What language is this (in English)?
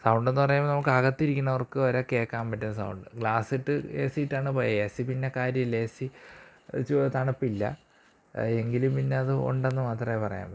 Malayalam